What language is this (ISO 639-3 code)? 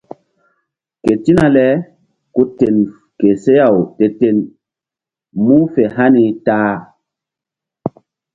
mdd